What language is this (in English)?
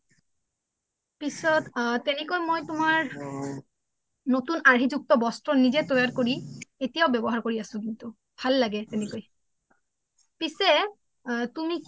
Assamese